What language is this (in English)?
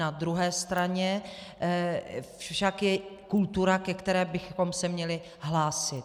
Czech